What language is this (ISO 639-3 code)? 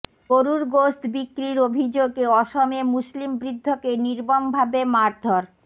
ben